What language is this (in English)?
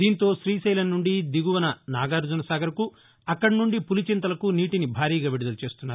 Telugu